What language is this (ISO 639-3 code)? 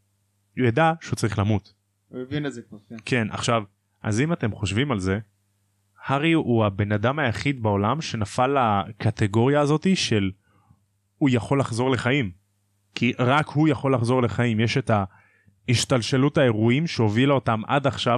heb